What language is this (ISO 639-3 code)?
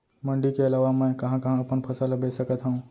hne